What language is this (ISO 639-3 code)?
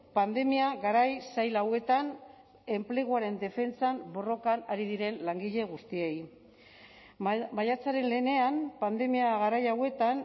eus